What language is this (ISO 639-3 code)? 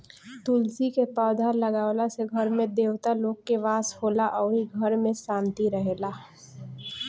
bho